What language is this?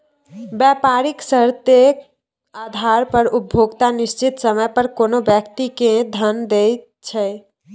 Maithili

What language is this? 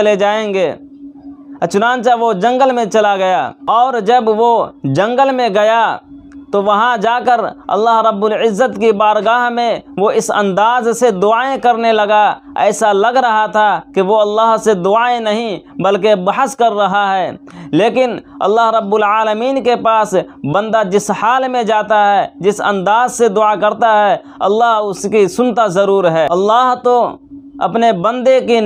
Arabic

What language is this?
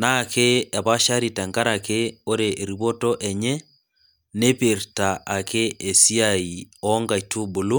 Masai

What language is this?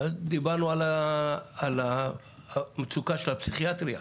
Hebrew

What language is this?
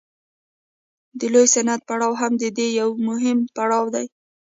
Pashto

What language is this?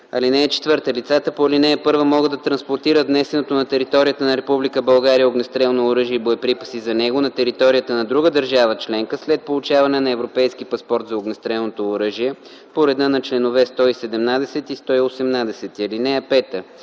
Bulgarian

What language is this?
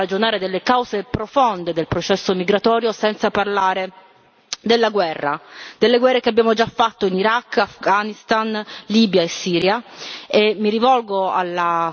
Italian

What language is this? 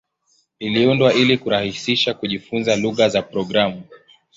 Swahili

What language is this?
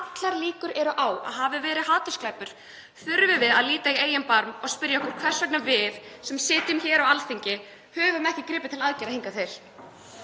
Icelandic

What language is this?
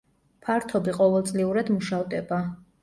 Georgian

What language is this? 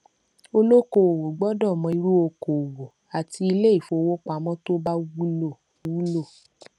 Yoruba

